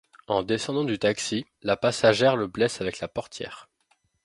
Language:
French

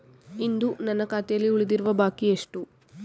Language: Kannada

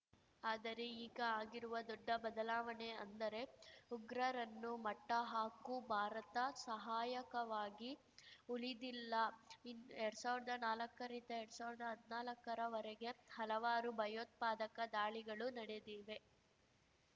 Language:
Kannada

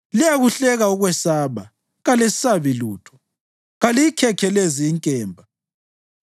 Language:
North Ndebele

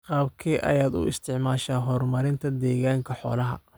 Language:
Somali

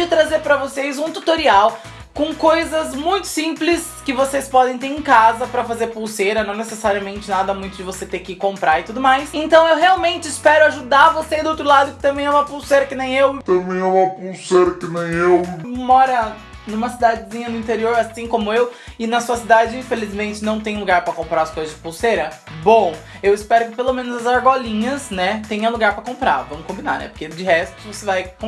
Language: Portuguese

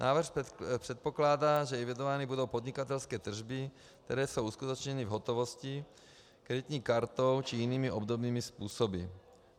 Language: Czech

